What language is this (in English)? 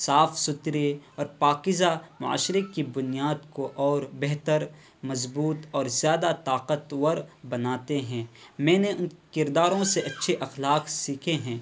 Urdu